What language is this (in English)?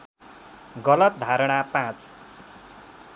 Nepali